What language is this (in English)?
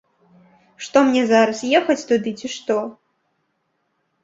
Belarusian